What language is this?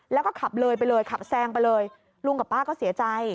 Thai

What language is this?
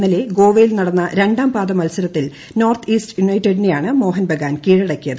Malayalam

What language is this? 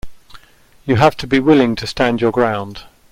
English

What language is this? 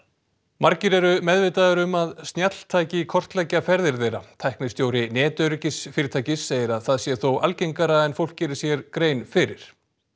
Icelandic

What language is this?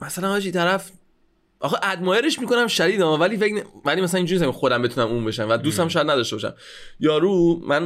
Persian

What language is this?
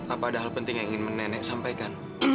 Indonesian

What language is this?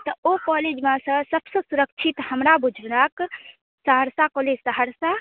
Maithili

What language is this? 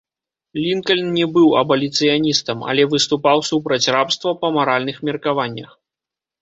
Belarusian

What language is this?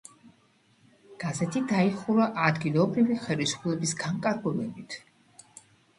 Georgian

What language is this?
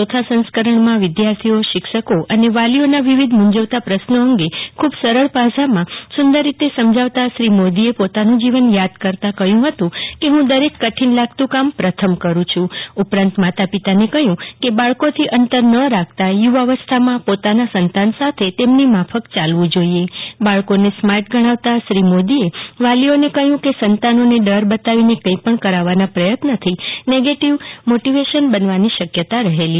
Gujarati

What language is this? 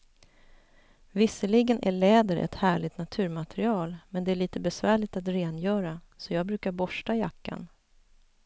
Swedish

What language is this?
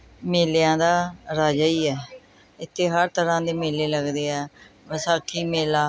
Punjabi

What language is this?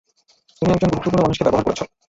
Bangla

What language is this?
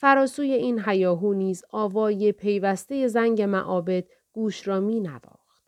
Persian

